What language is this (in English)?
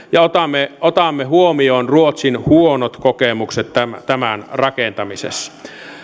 Finnish